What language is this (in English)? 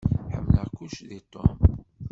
Kabyle